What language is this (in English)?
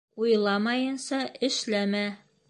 Bashkir